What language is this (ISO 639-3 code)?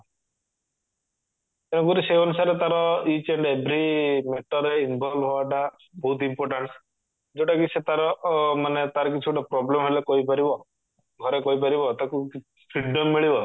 ori